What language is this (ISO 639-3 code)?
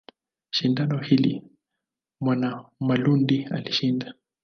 swa